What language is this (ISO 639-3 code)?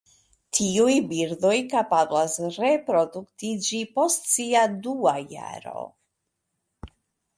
epo